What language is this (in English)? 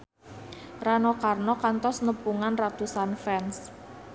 Sundanese